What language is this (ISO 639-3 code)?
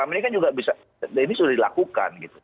ind